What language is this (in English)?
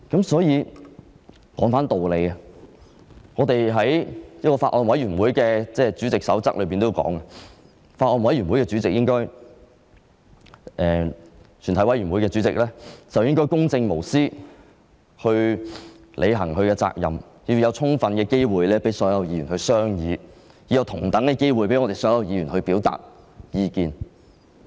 Cantonese